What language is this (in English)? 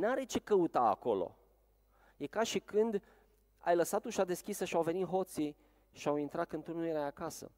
Romanian